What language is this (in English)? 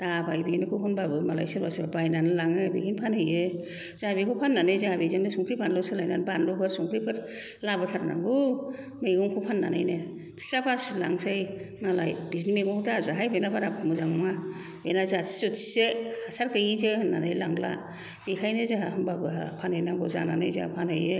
Bodo